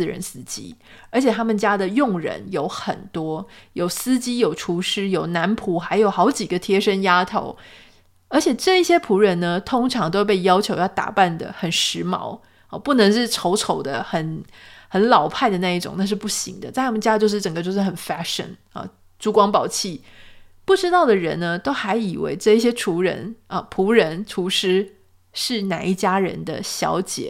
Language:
Chinese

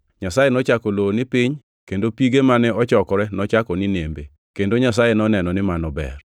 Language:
Luo (Kenya and Tanzania)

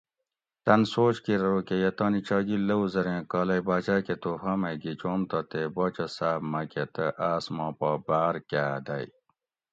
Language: Gawri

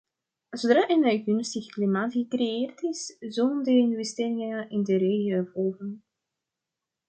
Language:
Dutch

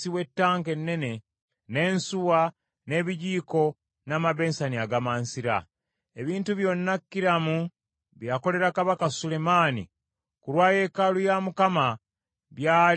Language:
Ganda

